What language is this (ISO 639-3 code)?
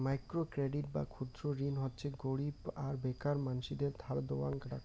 ben